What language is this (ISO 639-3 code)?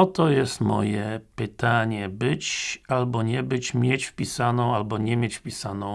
pol